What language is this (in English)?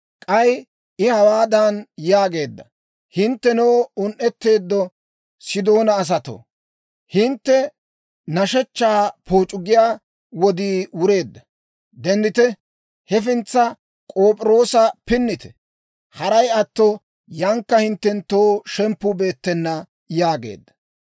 Dawro